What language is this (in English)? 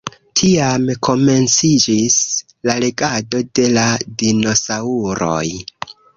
Esperanto